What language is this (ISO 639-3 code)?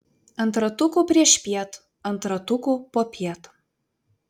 lit